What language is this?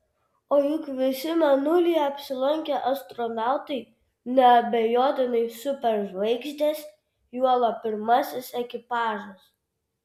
Lithuanian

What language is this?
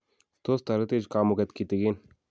Kalenjin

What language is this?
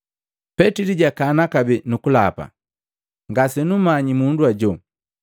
Matengo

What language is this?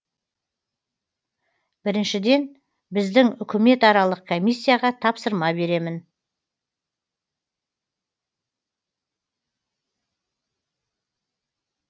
Kazakh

